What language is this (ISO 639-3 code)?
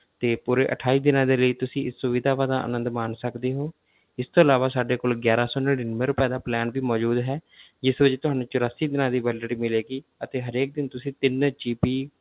pan